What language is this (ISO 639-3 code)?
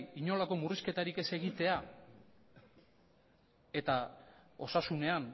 eus